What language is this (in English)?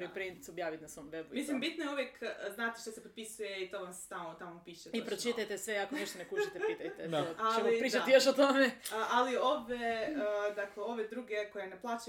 Croatian